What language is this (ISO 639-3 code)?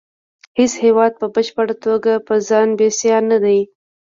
pus